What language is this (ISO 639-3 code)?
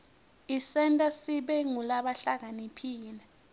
ssw